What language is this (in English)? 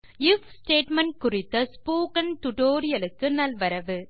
Tamil